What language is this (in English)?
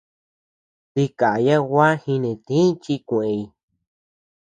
Tepeuxila Cuicatec